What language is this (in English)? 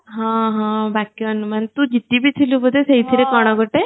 Odia